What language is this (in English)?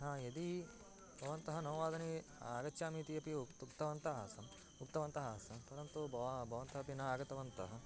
Sanskrit